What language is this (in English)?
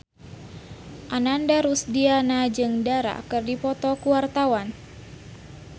Sundanese